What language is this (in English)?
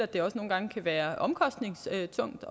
Danish